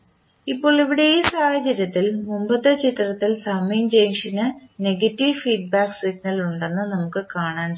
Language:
Malayalam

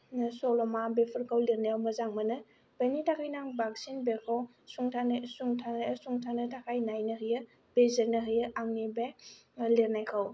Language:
Bodo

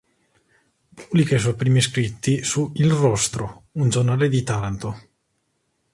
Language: Italian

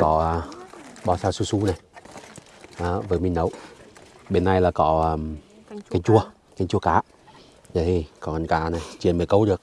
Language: Vietnamese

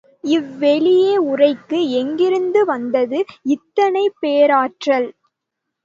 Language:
Tamil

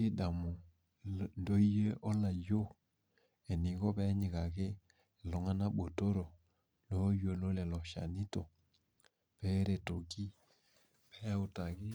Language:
Masai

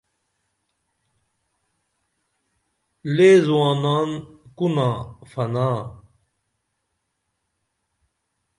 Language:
Dameli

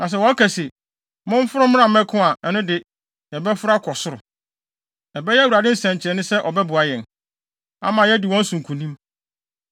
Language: Akan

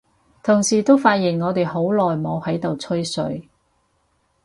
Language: Cantonese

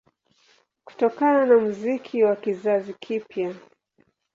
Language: Swahili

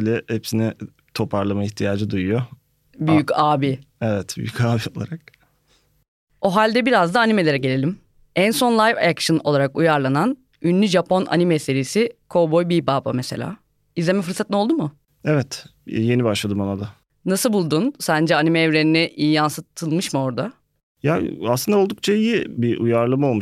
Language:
Turkish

